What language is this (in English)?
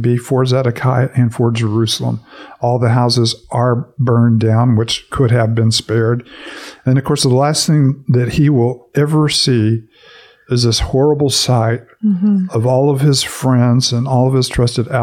English